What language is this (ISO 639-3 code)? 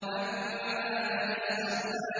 ara